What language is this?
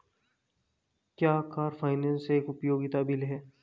Hindi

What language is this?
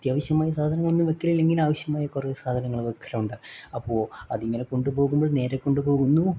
Malayalam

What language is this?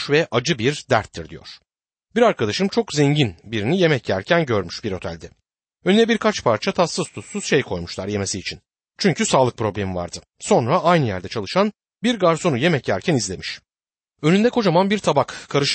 Turkish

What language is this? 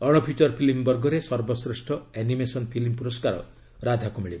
Odia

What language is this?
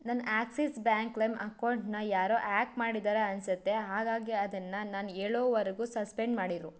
Kannada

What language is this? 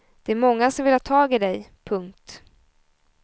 Swedish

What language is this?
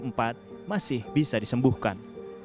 Indonesian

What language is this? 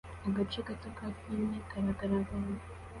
Kinyarwanda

